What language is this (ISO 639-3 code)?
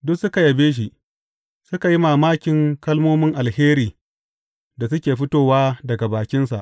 hau